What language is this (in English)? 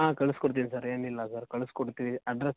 Kannada